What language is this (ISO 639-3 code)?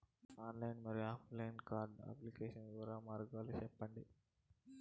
tel